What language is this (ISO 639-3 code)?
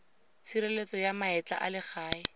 tsn